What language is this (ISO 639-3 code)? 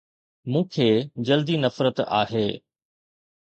snd